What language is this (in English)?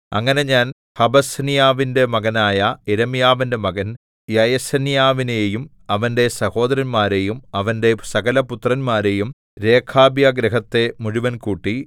Malayalam